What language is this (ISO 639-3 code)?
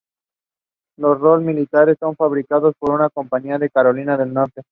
spa